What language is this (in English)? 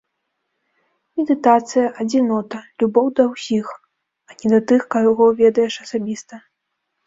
Belarusian